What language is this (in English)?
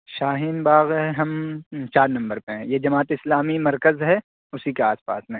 Urdu